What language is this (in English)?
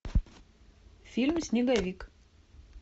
Russian